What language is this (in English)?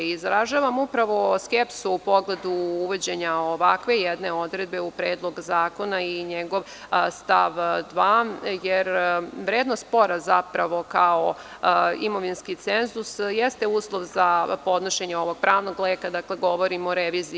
Serbian